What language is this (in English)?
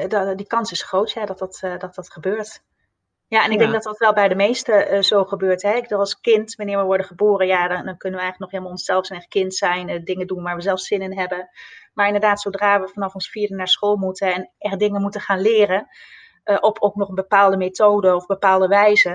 Dutch